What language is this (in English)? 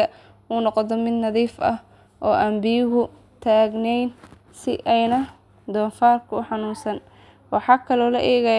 Somali